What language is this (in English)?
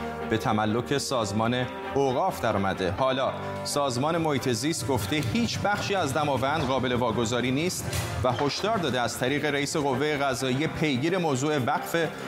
Persian